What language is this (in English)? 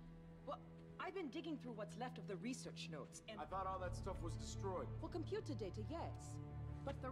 Polish